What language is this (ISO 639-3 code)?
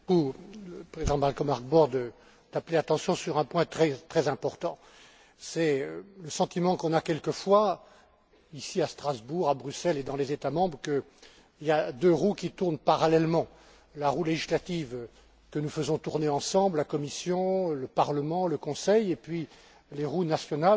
fra